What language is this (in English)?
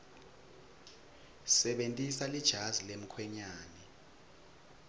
Swati